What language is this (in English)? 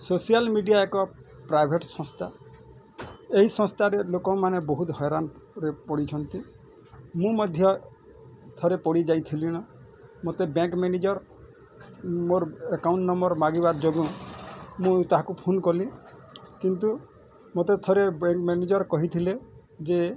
Odia